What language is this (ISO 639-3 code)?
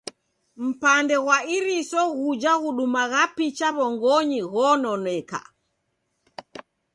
dav